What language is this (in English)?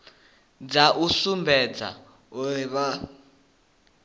Venda